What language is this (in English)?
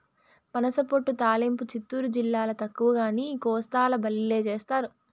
Telugu